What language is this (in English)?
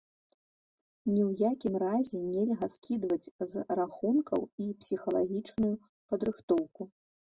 Belarusian